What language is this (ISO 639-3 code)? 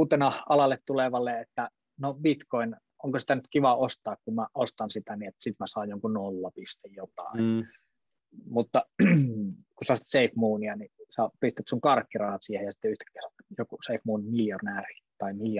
fin